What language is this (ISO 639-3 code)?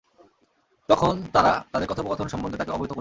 ben